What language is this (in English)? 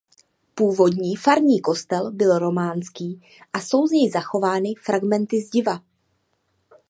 Czech